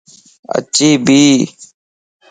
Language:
Lasi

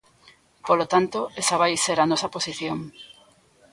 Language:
Galician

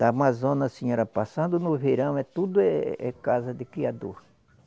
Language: Portuguese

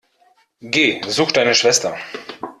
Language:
German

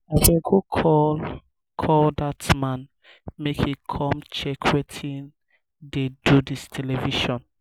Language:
Nigerian Pidgin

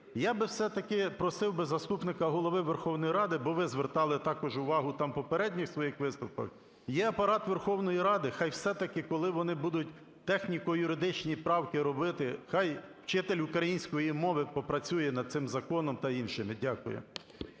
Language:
Ukrainian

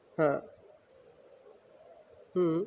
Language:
Gujarati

